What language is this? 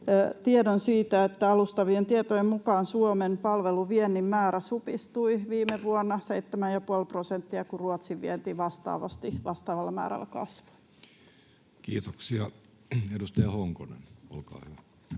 Finnish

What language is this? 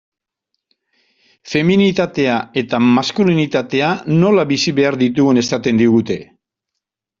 Basque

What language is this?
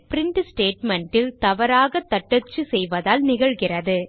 Tamil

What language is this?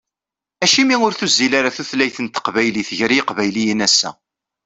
Kabyle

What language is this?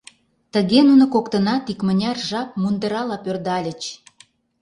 Mari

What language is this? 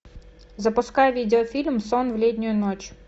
Russian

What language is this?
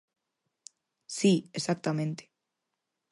Galician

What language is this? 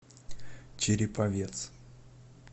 Russian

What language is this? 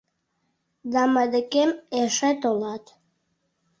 Mari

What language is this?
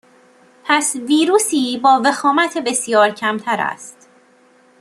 Persian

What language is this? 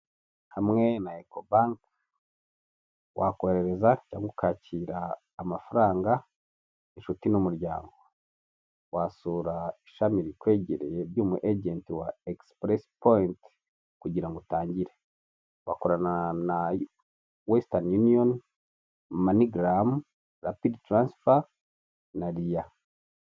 Kinyarwanda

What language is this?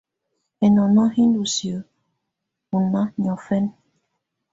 Tunen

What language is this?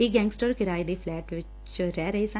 Punjabi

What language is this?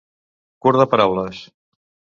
Catalan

